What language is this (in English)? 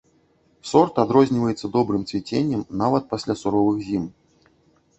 Belarusian